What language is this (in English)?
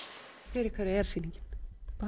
Icelandic